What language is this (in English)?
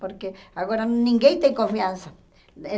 Portuguese